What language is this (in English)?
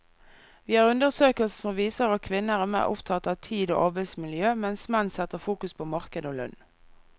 Norwegian